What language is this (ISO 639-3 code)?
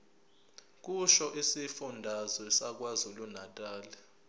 zul